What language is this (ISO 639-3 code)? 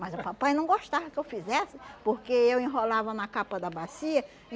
por